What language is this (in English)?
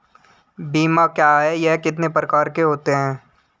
Hindi